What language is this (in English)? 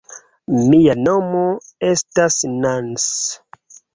Esperanto